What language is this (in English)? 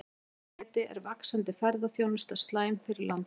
Icelandic